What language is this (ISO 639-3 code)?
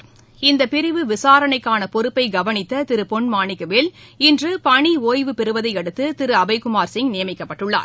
tam